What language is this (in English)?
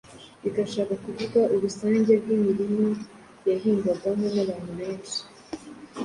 Kinyarwanda